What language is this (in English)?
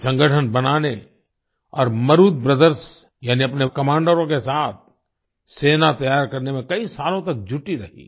Hindi